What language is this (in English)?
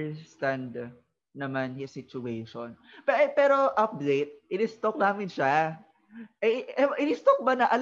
Filipino